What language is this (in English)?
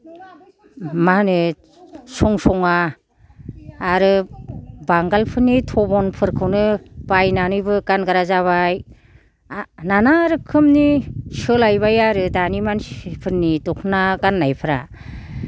Bodo